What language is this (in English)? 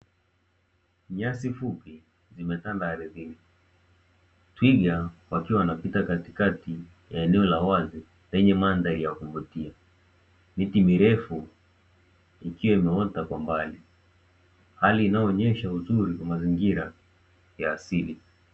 Swahili